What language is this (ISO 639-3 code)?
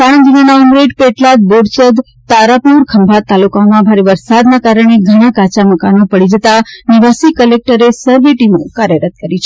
guj